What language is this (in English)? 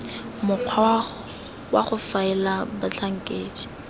Tswana